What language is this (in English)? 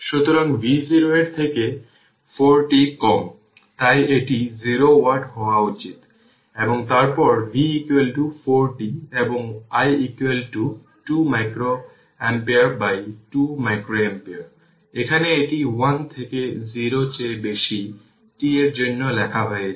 Bangla